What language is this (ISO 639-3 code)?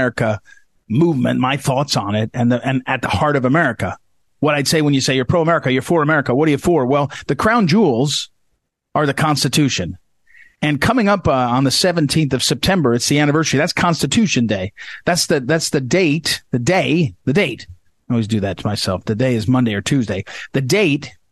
eng